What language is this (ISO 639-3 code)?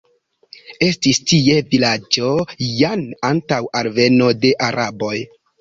epo